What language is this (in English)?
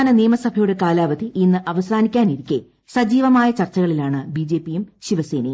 Malayalam